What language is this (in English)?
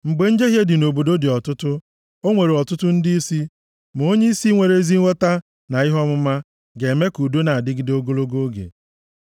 Igbo